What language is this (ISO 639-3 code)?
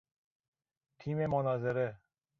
fas